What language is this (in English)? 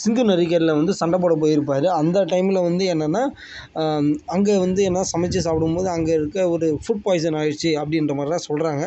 Tamil